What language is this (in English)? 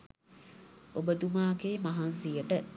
Sinhala